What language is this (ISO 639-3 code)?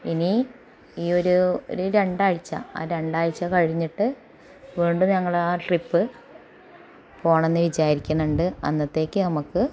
mal